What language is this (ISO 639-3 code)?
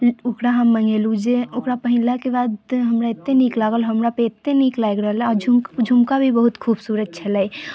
mai